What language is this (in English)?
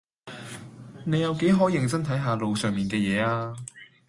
Cantonese